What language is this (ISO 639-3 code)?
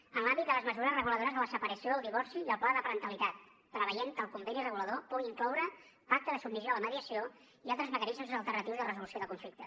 cat